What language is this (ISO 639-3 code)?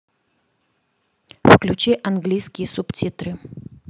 rus